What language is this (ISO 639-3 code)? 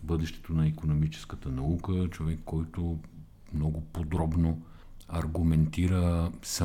bul